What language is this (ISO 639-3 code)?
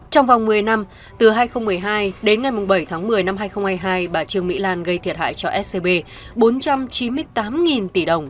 vie